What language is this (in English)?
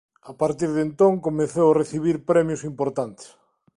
Galician